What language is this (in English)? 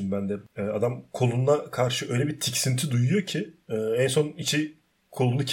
Turkish